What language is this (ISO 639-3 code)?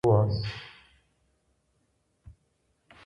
ara